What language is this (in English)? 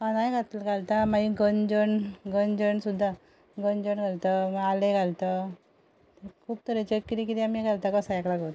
Konkani